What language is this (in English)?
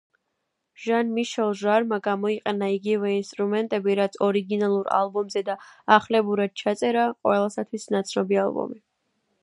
Georgian